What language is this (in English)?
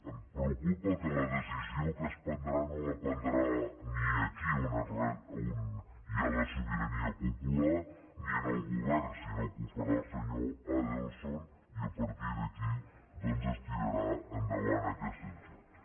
Catalan